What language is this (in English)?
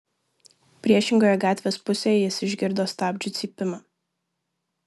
Lithuanian